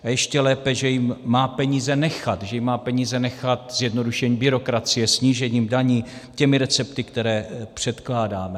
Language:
Czech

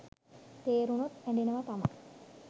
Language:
Sinhala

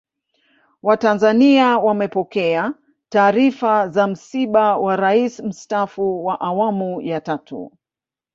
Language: Swahili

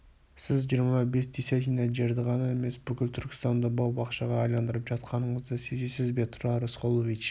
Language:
Kazakh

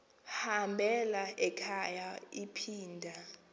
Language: Xhosa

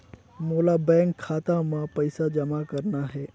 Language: Chhattisgarhi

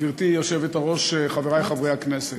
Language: Hebrew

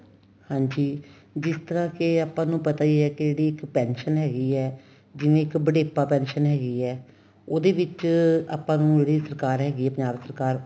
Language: Punjabi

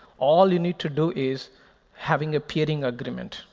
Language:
English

